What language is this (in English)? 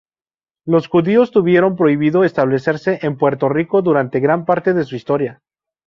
Spanish